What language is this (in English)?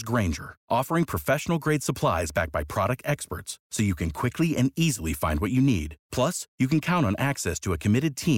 Romanian